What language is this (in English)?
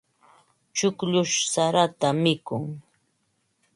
Ambo-Pasco Quechua